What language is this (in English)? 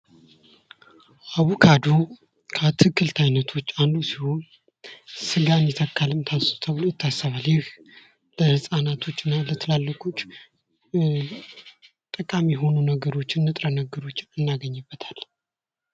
Amharic